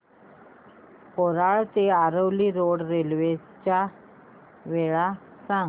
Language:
Marathi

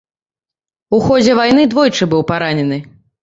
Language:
Belarusian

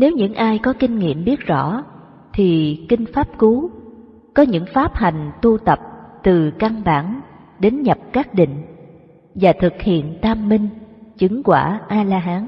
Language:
Vietnamese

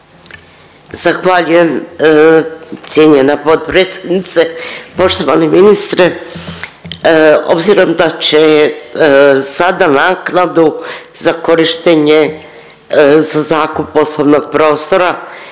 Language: Croatian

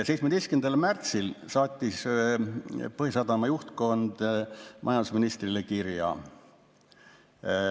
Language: Estonian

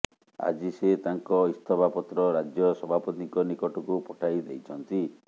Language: Odia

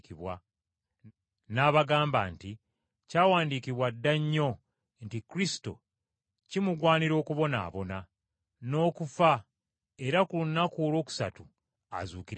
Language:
Ganda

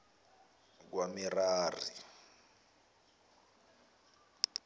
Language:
Zulu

